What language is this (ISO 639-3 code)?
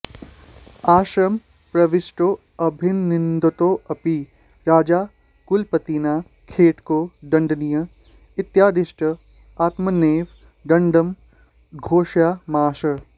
san